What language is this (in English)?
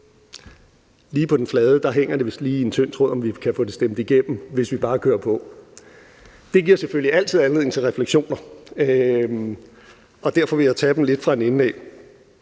Danish